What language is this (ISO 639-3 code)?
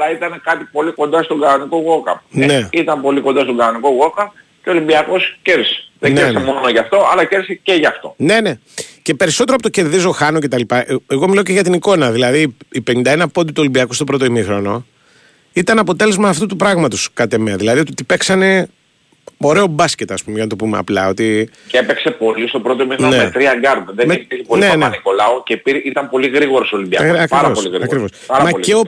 ell